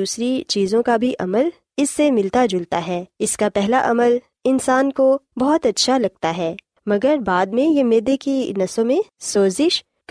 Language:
Urdu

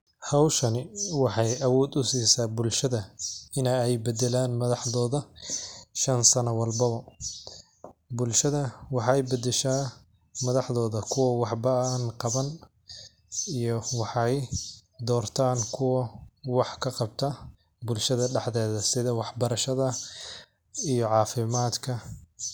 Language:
Somali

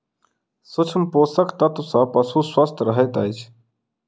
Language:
Maithili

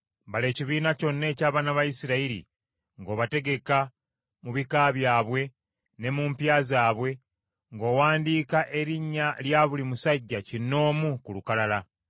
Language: Ganda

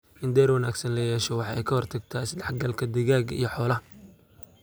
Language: Somali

